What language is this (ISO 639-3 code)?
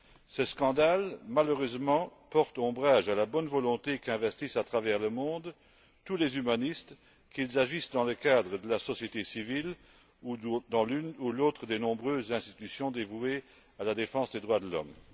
fra